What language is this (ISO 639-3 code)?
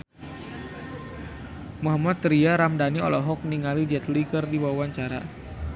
sun